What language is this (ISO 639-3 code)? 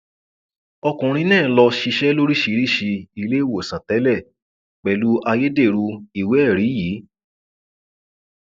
yor